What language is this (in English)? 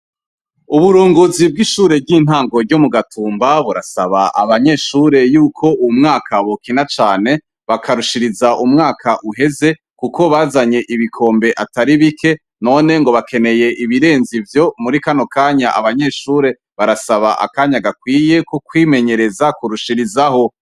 Rundi